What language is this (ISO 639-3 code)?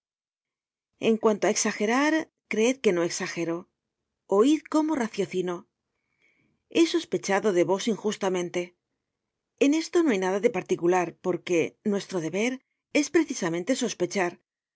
spa